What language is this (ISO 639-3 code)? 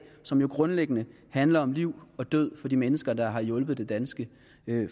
dan